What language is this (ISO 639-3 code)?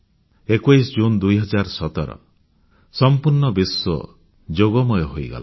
ori